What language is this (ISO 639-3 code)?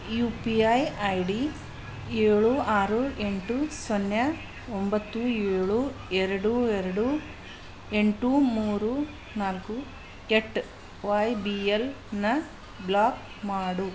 kan